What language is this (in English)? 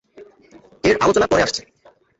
Bangla